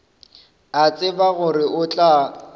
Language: Northern Sotho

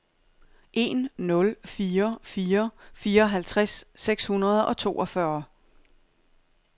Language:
Danish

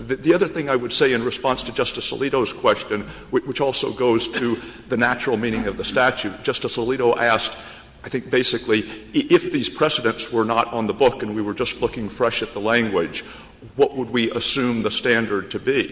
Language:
English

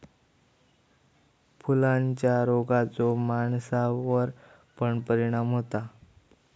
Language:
Marathi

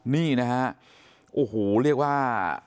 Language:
Thai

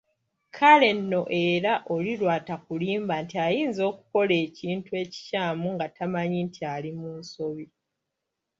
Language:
Ganda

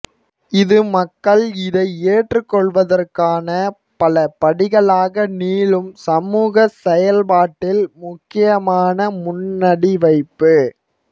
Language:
Tamil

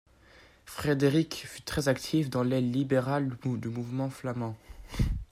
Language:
French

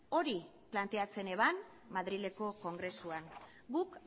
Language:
Basque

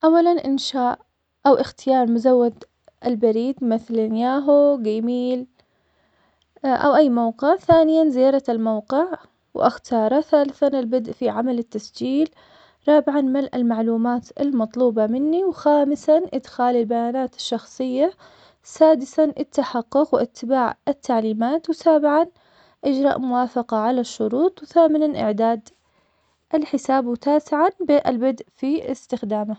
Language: Omani Arabic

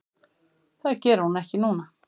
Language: Icelandic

